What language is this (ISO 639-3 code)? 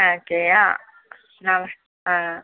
tam